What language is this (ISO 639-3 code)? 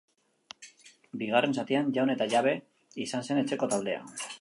eus